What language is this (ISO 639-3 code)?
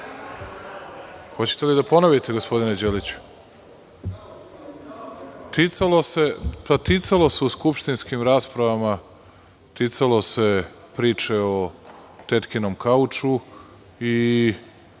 srp